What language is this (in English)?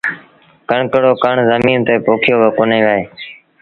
Sindhi Bhil